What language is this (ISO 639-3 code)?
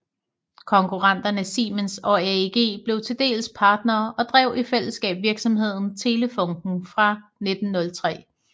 dan